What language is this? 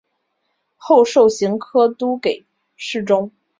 Chinese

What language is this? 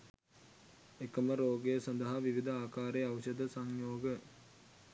Sinhala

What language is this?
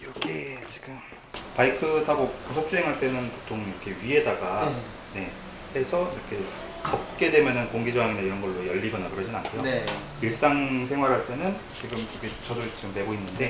Korean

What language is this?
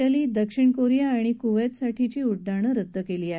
Marathi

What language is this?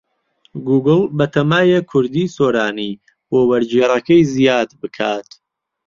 Central Kurdish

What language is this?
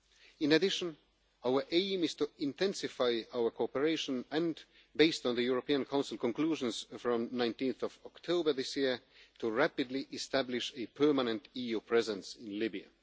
English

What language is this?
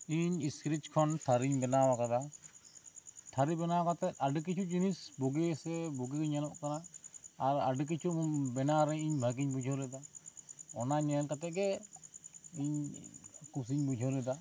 Santali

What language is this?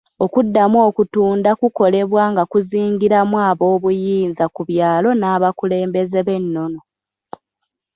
Ganda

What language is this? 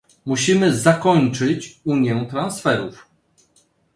Polish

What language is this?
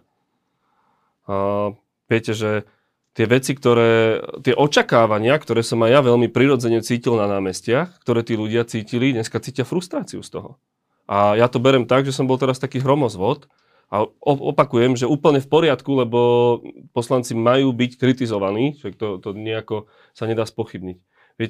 Slovak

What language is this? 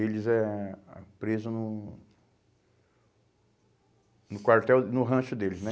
Portuguese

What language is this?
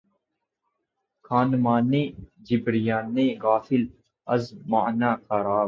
Urdu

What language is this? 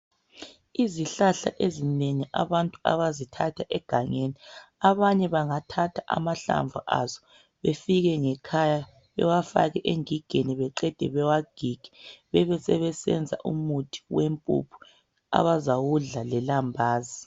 North Ndebele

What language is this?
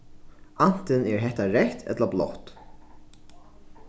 Faroese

